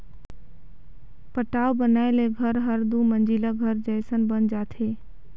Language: Chhattisgarhi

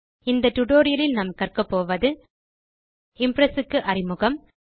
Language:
Tamil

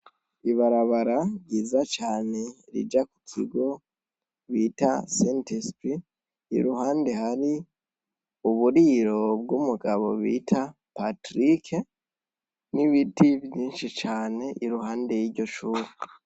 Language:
Rundi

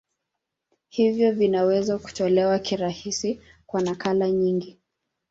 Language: Swahili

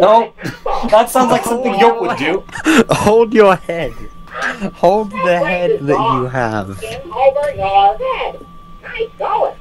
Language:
English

